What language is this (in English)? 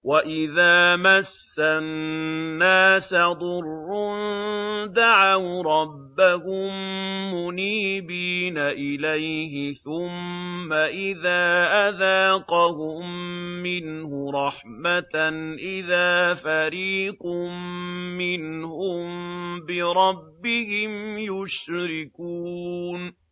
Arabic